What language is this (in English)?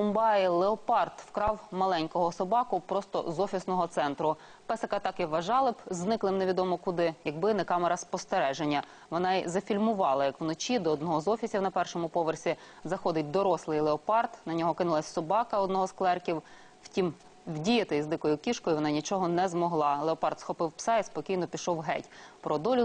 Ukrainian